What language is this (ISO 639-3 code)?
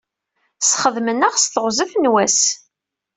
kab